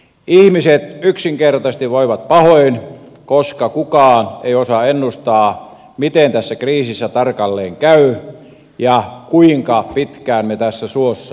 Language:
Finnish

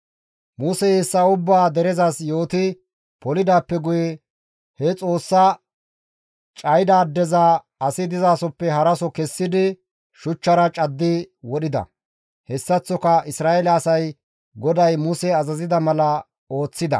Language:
Gamo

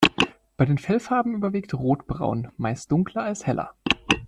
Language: German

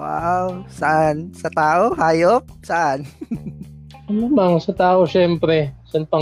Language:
Filipino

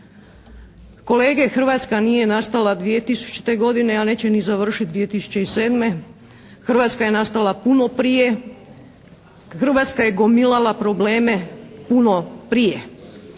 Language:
Croatian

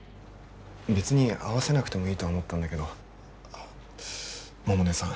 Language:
Japanese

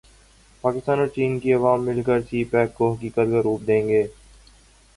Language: Urdu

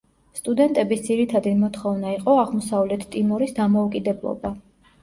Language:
Georgian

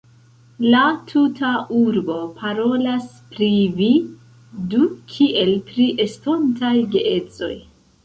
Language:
Esperanto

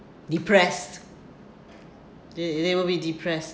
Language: English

